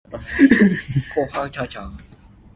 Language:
Min Nan Chinese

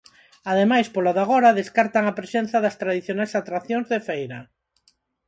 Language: Galician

